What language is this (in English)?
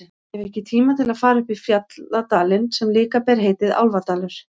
Icelandic